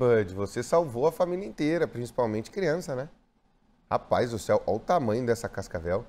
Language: Portuguese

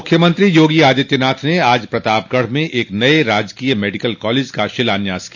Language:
Hindi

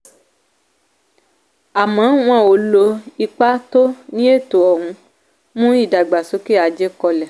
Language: Yoruba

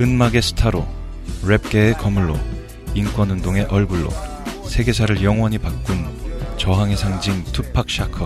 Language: Korean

